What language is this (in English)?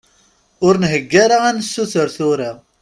Kabyle